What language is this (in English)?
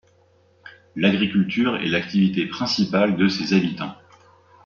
French